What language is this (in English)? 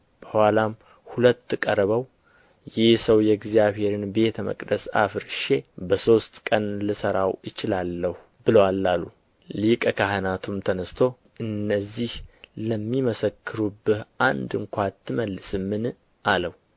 Amharic